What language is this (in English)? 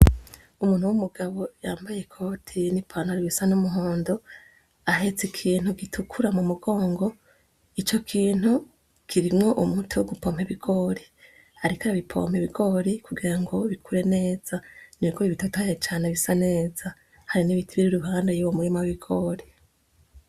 Rundi